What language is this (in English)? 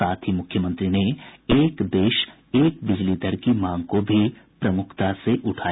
Hindi